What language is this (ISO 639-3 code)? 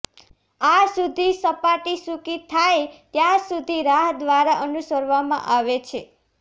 guj